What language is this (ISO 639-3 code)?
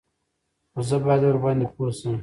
pus